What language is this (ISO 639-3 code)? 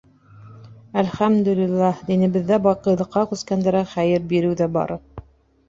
bak